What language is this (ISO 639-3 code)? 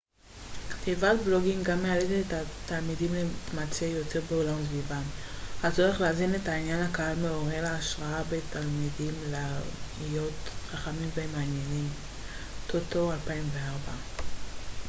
heb